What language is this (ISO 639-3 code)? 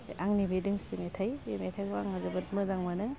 brx